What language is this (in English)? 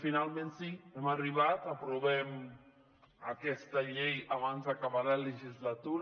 Catalan